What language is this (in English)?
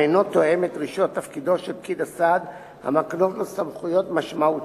Hebrew